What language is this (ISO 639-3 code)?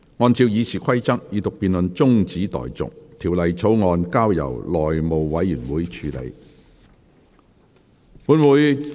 yue